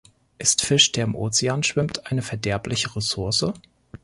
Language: German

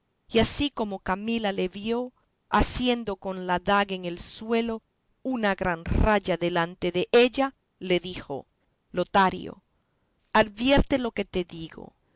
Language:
Spanish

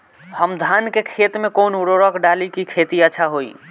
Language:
Bhojpuri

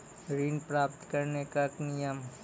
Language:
Maithili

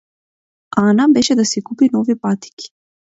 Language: Macedonian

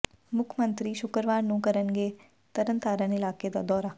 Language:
Punjabi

